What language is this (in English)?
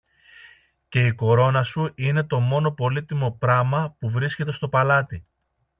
Greek